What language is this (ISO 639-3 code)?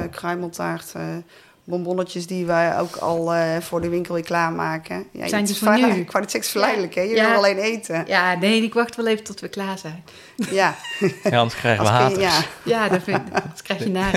nld